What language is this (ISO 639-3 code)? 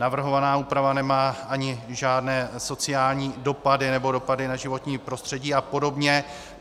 ces